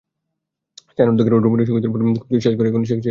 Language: Bangla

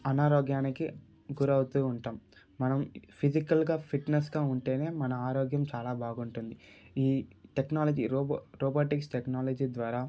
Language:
Telugu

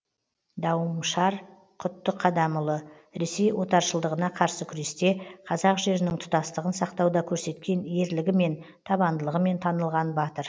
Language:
Kazakh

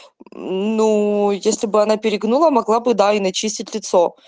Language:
Russian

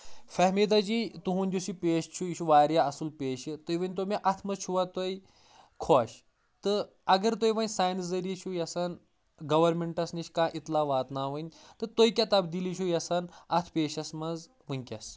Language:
Kashmiri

